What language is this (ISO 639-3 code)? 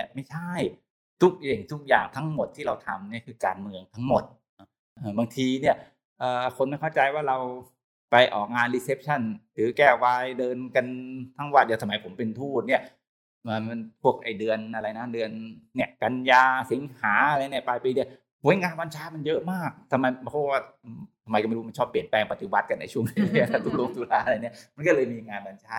tha